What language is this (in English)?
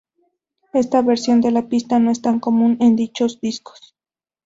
Spanish